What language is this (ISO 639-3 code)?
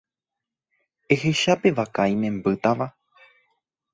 grn